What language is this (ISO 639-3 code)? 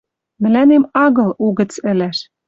mrj